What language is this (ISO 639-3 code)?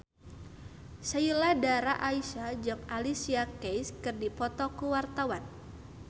sun